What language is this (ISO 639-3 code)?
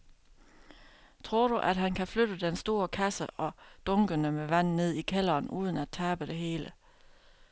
dan